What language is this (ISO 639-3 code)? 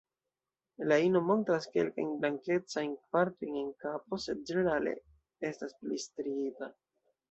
epo